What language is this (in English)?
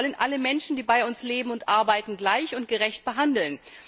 German